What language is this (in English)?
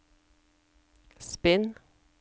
Norwegian